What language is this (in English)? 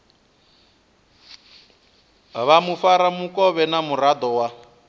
Venda